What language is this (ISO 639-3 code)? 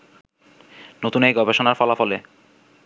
ben